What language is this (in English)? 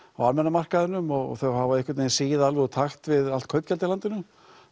Icelandic